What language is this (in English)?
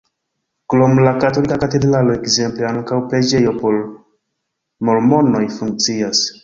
Esperanto